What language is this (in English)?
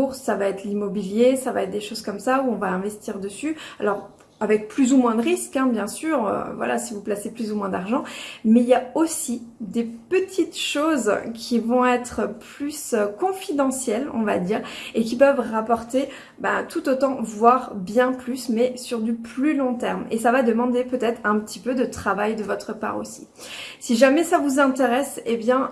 French